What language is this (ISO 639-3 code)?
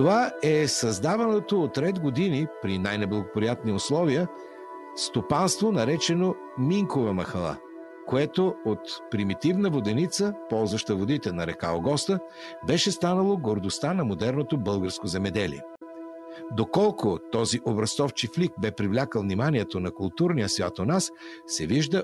bul